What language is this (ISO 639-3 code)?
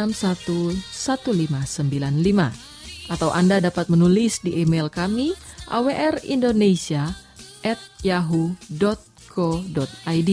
ind